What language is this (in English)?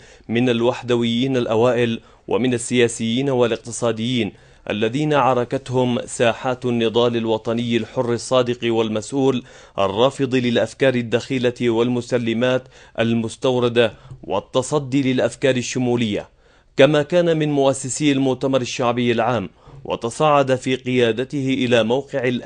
Arabic